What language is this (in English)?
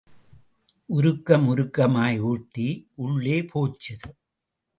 Tamil